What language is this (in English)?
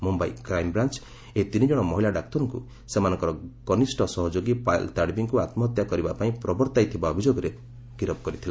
Odia